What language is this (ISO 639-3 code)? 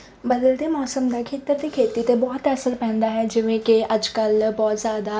pan